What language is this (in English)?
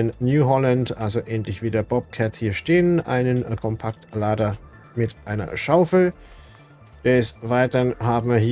German